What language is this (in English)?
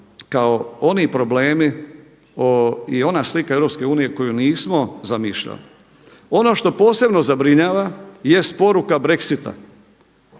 Croatian